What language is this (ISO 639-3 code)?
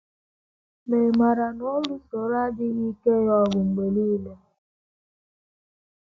ibo